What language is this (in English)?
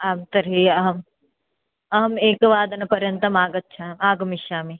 Sanskrit